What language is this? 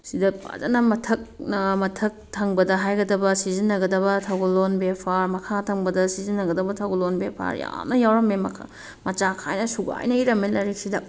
Manipuri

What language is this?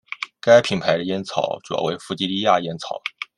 Chinese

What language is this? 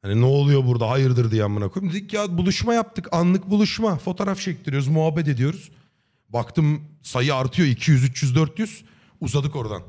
Turkish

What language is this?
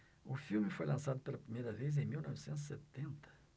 Portuguese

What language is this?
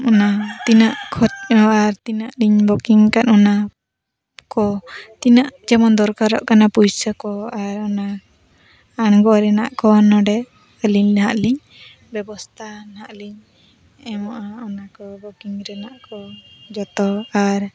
Santali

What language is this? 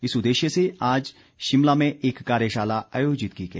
Hindi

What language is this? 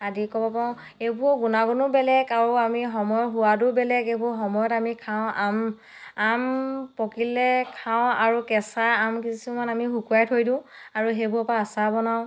Assamese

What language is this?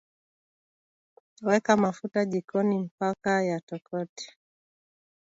Swahili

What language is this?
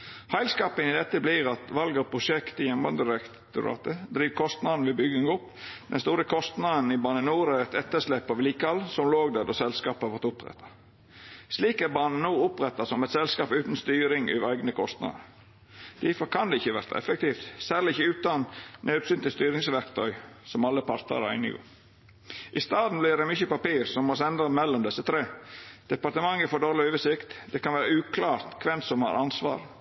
Norwegian Nynorsk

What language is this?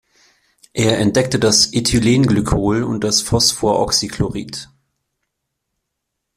German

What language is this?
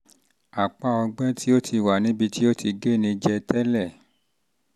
Yoruba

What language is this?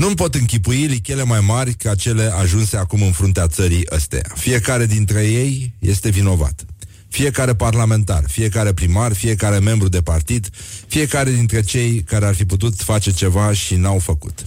Romanian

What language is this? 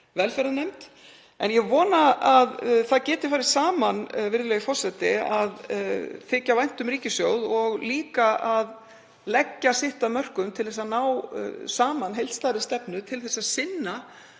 Icelandic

